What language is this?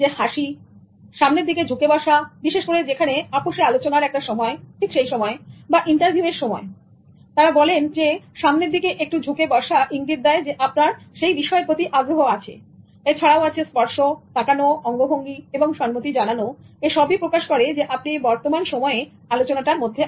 Bangla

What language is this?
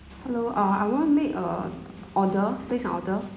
English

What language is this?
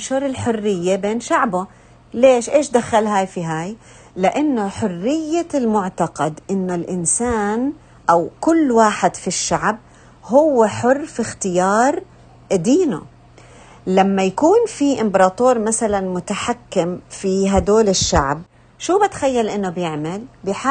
Arabic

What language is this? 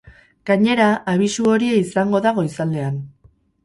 Basque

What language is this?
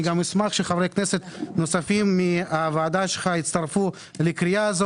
Hebrew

